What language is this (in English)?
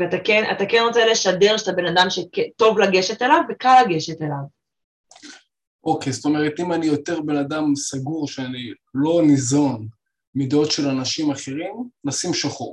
Hebrew